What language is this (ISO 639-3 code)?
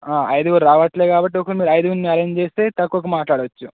tel